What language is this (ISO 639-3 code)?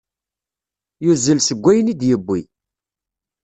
kab